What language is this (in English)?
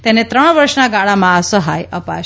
Gujarati